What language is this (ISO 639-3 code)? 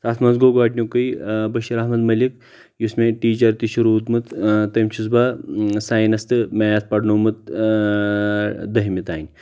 kas